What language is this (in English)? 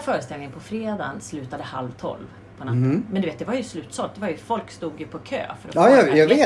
Swedish